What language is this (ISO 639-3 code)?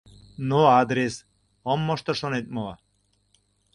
chm